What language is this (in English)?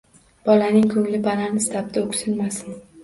Uzbek